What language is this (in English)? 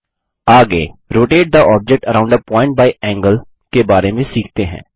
Hindi